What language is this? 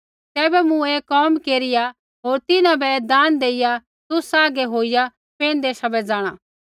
Kullu Pahari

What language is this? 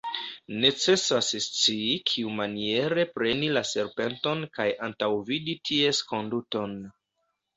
Esperanto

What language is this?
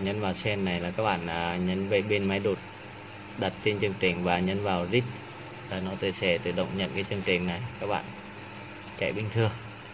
Vietnamese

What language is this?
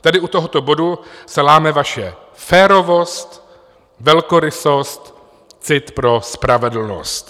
Czech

